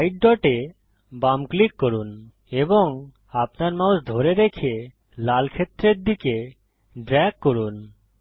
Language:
Bangla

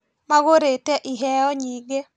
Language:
Kikuyu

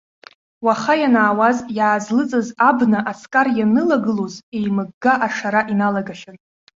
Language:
Abkhazian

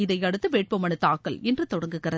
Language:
Tamil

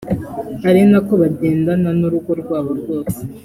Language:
Kinyarwanda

